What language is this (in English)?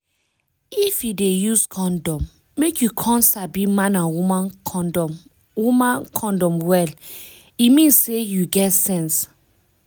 Nigerian Pidgin